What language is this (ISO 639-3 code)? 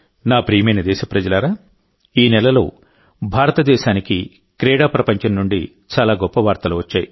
tel